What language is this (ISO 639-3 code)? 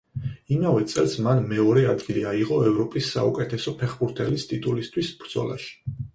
kat